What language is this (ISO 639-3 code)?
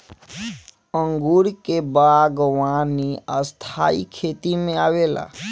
bho